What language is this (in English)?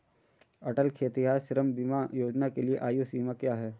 Hindi